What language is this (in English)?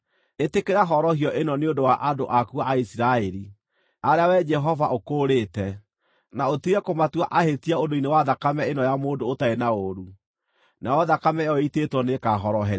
Kikuyu